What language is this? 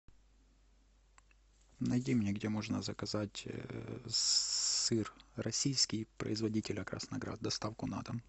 Russian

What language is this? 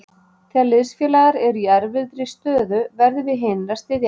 Icelandic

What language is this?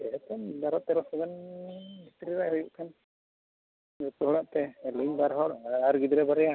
Santali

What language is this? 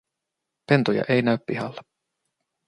Finnish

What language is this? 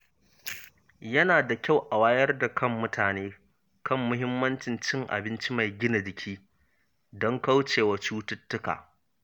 Hausa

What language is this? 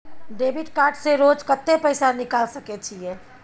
Maithili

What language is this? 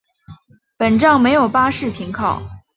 Chinese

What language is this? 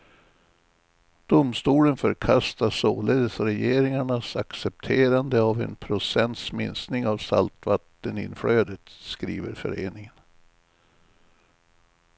Swedish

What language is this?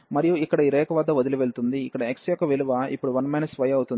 Telugu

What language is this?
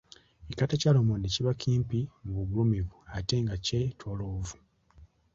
Ganda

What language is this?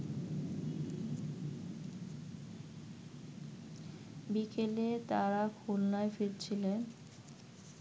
Bangla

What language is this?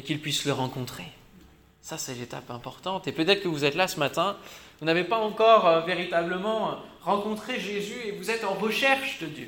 French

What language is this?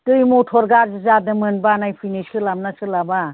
Bodo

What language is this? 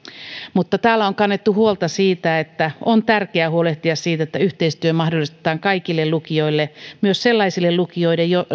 Finnish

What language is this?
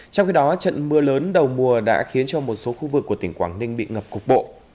Vietnamese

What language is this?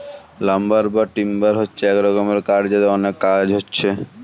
Bangla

